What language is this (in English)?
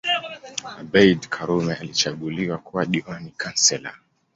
Swahili